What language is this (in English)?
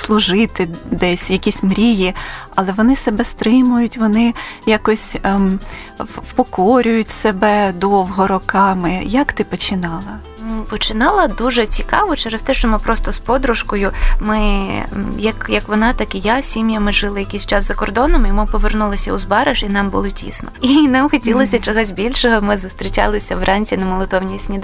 Ukrainian